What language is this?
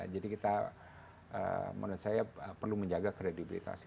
Indonesian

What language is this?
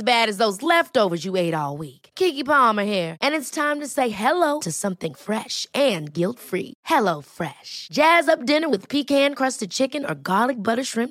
Swedish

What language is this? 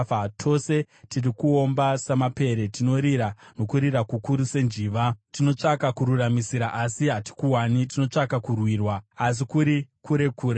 Shona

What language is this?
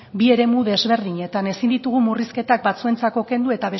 Basque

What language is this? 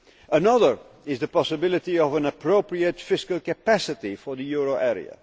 English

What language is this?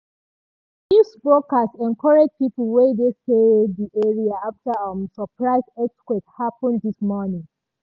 Nigerian Pidgin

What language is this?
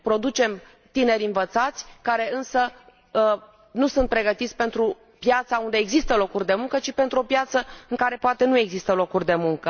Romanian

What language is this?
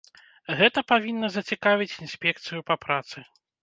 Belarusian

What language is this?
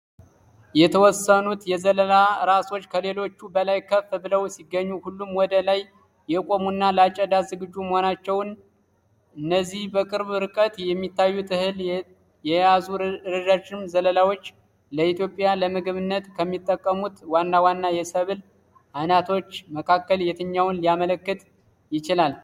Amharic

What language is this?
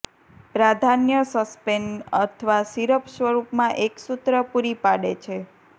Gujarati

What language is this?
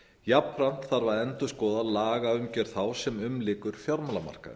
Icelandic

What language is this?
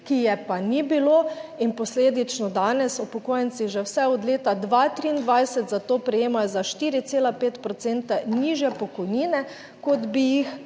Slovenian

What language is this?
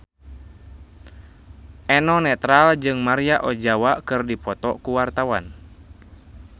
Sundanese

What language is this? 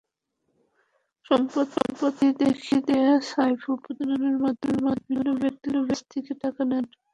Bangla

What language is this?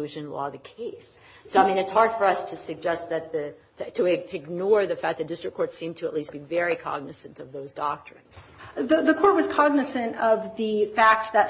English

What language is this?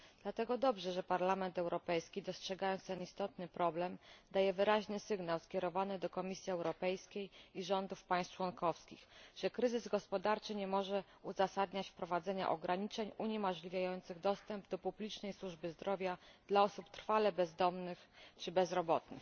Polish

